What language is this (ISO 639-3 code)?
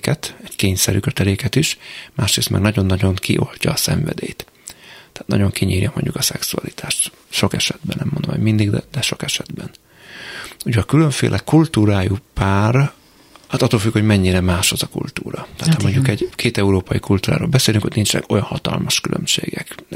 hun